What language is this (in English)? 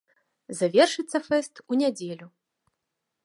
Belarusian